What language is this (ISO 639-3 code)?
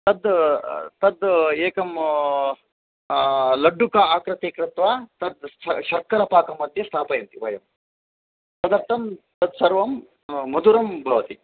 san